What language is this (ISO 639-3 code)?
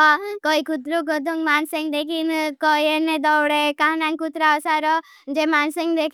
bhb